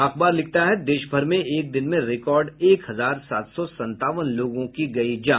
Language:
Hindi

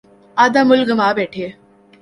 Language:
Urdu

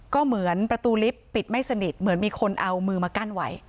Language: Thai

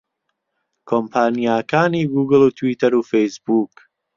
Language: Central Kurdish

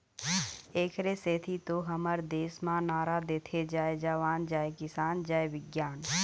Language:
Chhattisgarhi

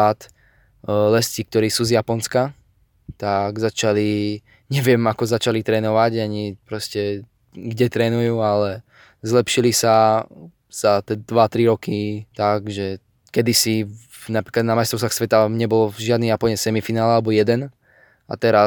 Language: Slovak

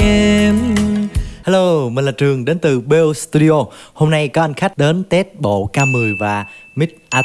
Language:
Vietnamese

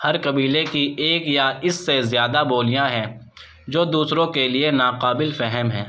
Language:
Urdu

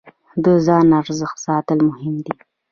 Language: Pashto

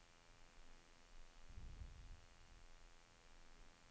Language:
Norwegian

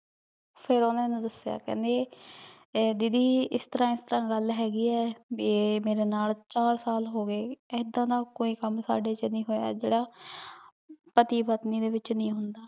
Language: Punjabi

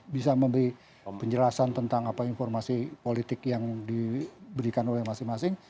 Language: Indonesian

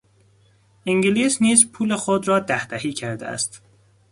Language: Persian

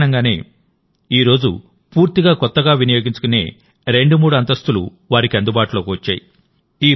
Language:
Telugu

